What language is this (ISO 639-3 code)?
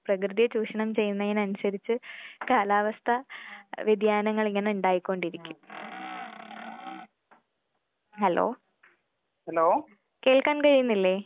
mal